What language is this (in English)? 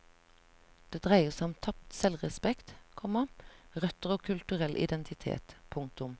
Norwegian